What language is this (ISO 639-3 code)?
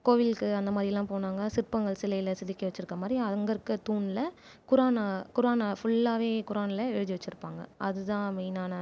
tam